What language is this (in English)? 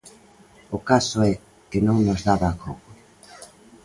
Galician